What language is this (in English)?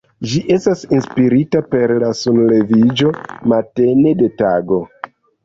Esperanto